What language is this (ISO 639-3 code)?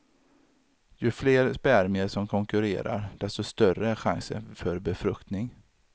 swe